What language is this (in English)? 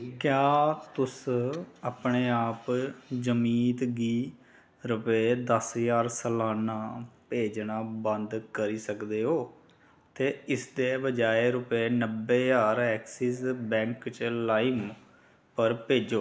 Dogri